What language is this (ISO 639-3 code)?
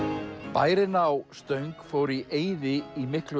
isl